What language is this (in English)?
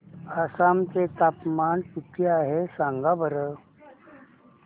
Marathi